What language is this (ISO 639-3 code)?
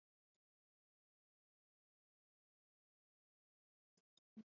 swa